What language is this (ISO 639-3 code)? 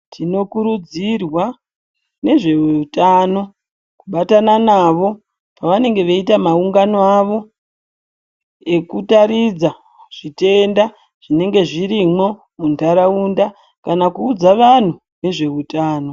ndc